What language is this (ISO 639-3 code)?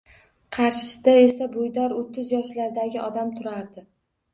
uzb